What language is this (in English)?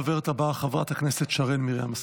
Hebrew